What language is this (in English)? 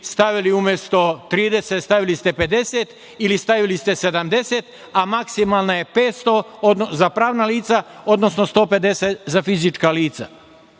Serbian